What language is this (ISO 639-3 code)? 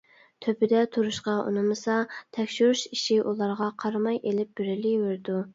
uig